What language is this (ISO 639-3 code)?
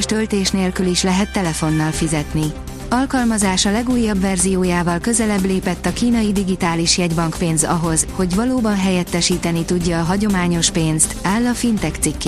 hun